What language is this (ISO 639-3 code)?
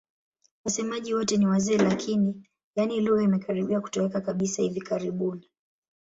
swa